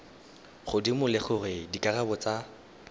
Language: Tswana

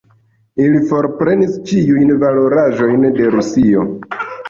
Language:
Esperanto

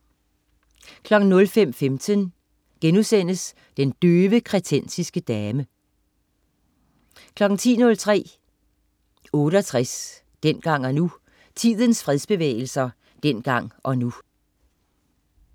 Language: Danish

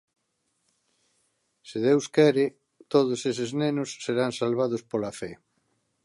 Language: Galician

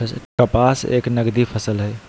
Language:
Magahi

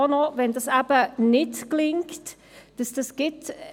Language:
Swiss German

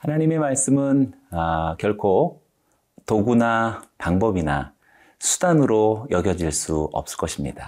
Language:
Korean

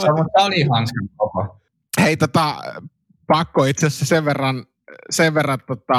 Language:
Finnish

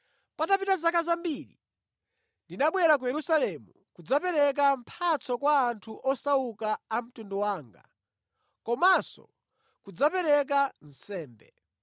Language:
Nyanja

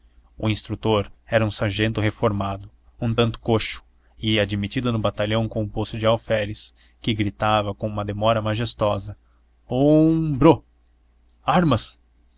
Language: Portuguese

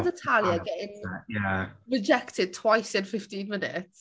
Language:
Welsh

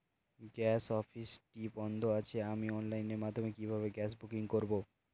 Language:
Bangla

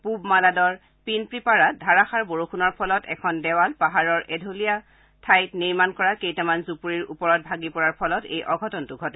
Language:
Assamese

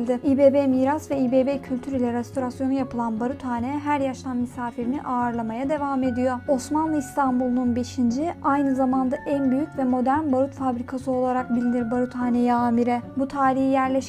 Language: Turkish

